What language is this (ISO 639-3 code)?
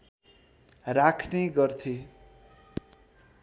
nep